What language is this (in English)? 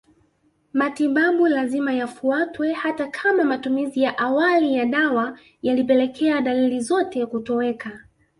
Swahili